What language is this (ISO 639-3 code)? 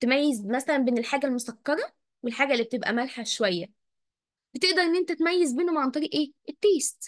ara